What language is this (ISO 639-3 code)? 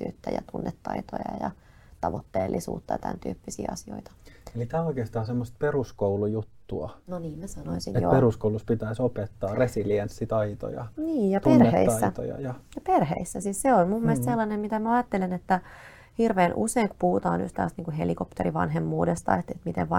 fin